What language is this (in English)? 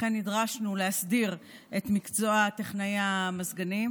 Hebrew